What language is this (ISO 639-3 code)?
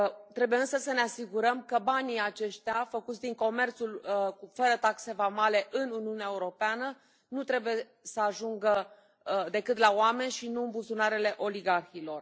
ron